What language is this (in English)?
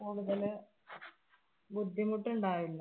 Malayalam